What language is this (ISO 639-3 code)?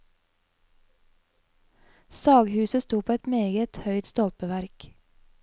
nor